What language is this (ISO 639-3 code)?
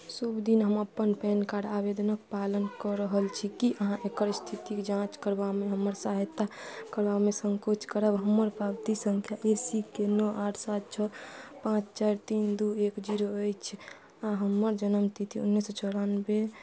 mai